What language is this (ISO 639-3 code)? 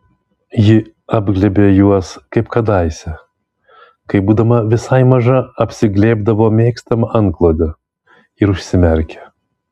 lit